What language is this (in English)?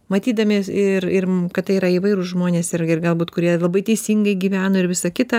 Lithuanian